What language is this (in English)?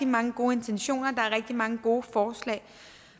Danish